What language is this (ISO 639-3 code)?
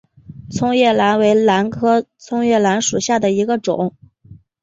zho